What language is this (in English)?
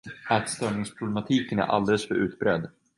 Swedish